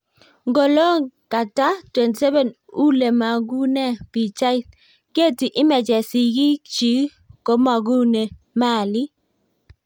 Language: Kalenjin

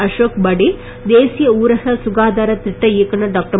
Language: Tamil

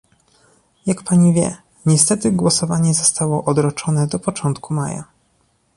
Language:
Polish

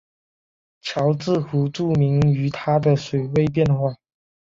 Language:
Chinese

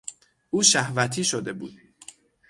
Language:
Persian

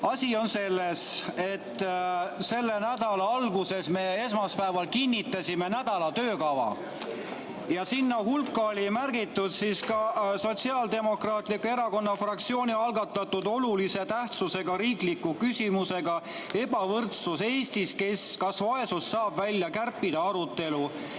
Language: Estonian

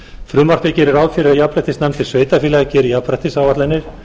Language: Icelandic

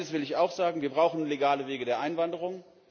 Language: German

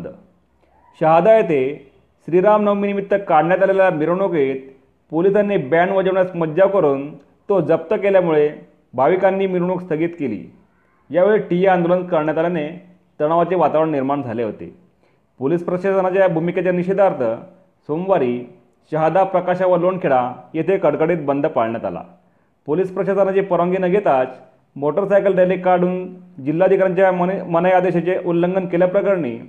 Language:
Marathi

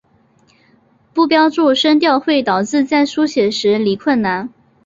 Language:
Chinese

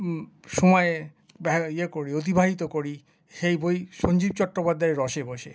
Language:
Bangla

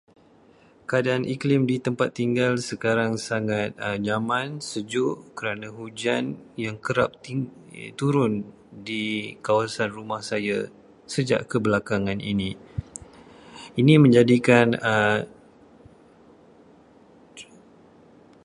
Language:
Malay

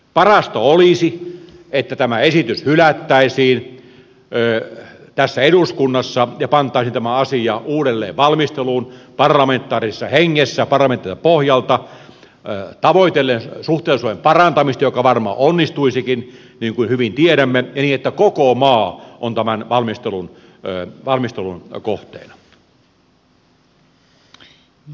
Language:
Finnish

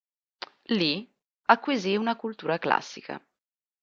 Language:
Italian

